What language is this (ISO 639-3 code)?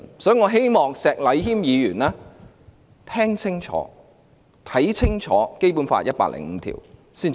yue